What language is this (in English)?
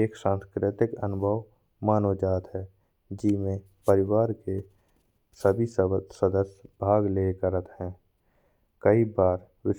Bundeli